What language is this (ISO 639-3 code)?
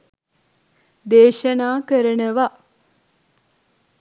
sin